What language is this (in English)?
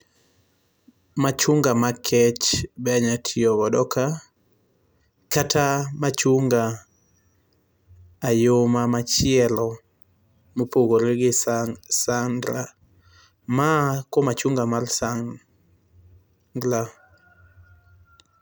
Luo (Kenya and Tanzania)